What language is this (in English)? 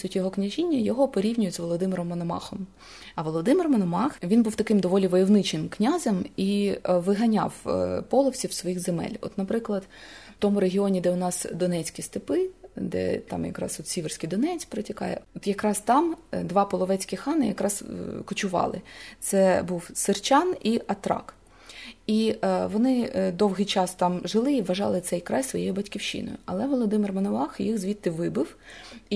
Ukrainian